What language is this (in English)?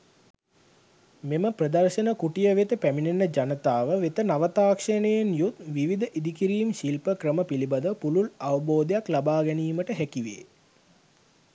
Sinhala